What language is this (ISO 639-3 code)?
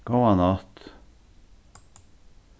fao